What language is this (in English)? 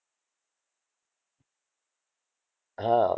Gujarati